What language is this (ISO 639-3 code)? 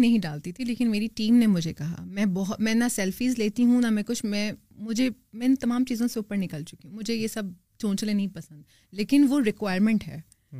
urd